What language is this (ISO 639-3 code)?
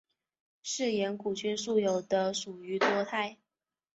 zho